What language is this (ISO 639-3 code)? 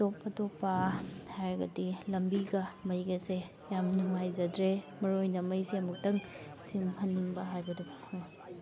mni